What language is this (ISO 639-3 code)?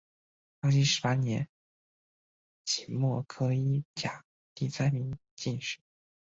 zho